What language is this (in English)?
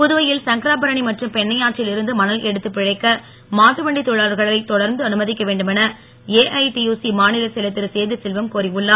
Tamil